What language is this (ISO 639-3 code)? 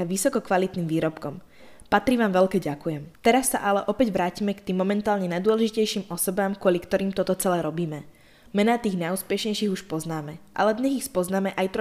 slk